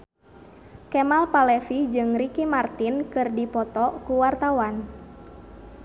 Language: Sundanese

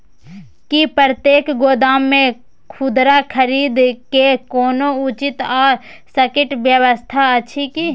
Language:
Maithili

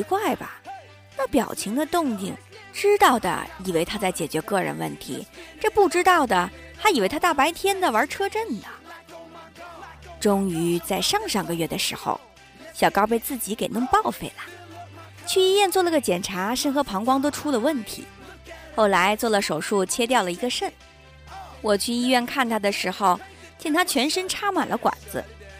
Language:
Chinese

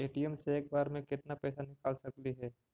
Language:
Magahi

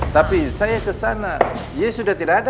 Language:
Indonesian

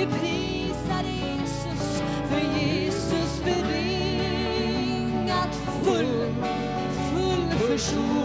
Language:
Swedish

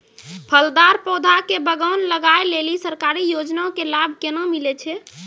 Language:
Maithili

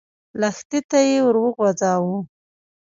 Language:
Pashto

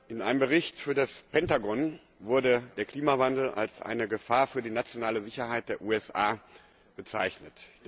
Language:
German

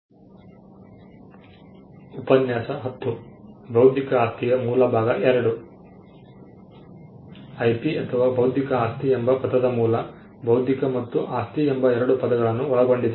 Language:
Kannada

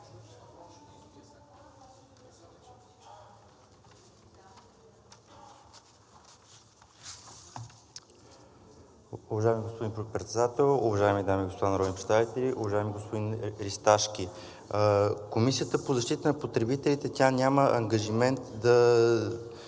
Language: Bulgarian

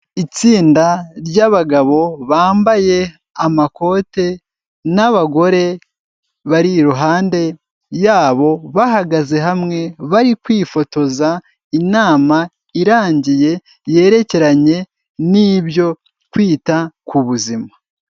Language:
Kinyarwanda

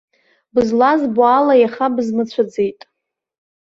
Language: Abkhazian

